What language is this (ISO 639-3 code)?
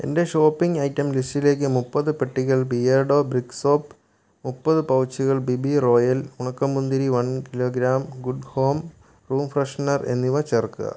mal